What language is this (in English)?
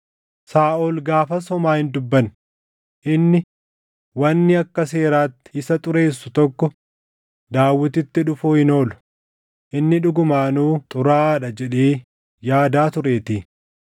Oromo